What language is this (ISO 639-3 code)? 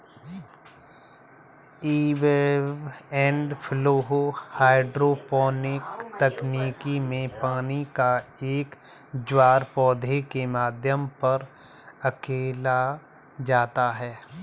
hin